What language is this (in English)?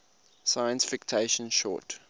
English